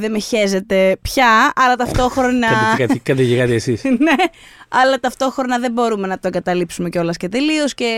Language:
Greek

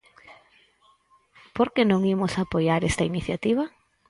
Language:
Galician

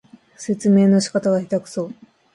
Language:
Japanese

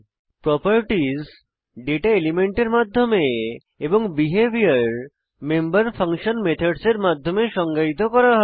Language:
Bangla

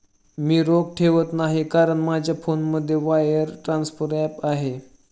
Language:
Marathi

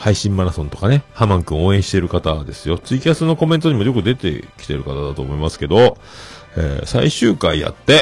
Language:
Japanese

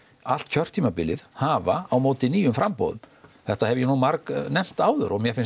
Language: Icelandic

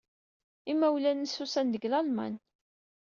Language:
Kabyle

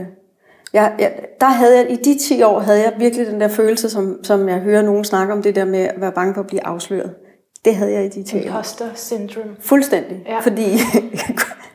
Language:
Danish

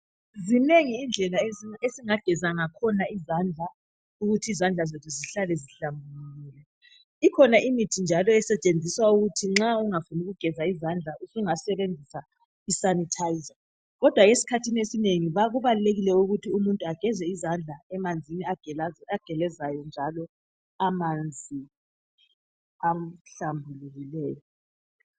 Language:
North Ndebele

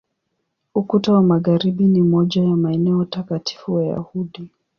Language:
Swahili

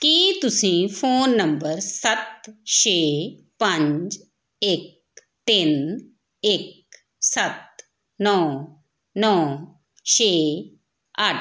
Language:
Punjabi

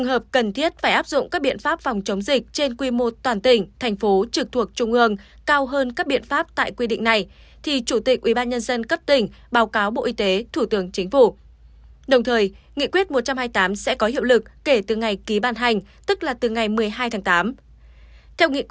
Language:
Vietnamese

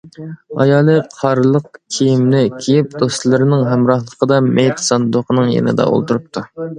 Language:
Uyghur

